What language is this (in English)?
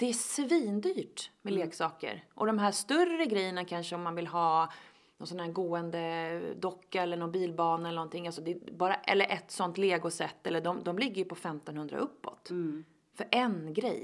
Swedish